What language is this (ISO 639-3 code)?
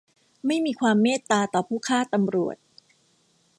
tha